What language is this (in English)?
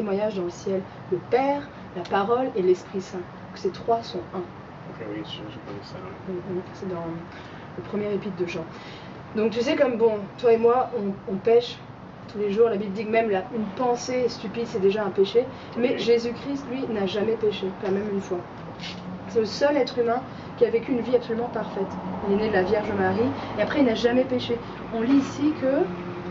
French